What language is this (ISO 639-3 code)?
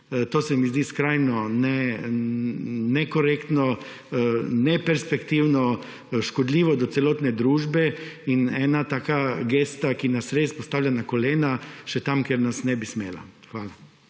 slv